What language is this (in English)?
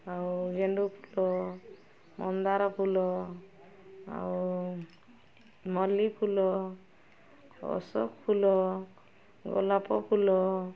Odia